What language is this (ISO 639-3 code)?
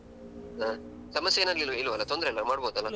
kan